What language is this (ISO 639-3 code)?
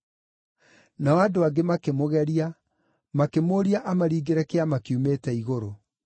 kik